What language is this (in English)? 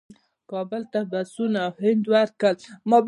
Pashto